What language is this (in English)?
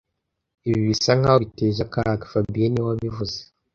Kinyarwanda